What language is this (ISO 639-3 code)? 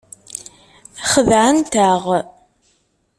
kab